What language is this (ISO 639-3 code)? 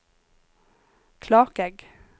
nor